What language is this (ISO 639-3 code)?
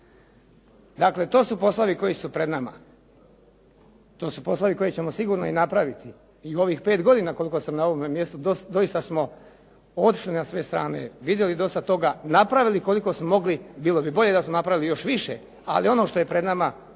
hrv